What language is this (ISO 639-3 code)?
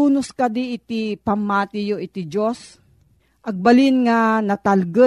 fil